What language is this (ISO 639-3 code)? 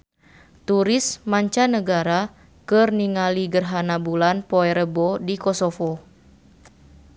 sun